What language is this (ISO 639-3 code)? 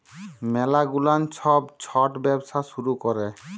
ben